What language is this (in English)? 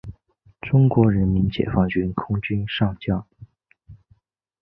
Chinese